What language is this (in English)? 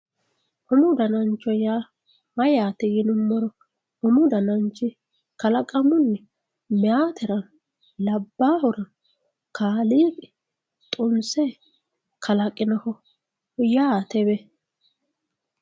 Sidamo